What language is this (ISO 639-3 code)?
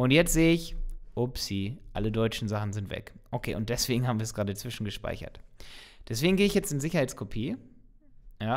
deu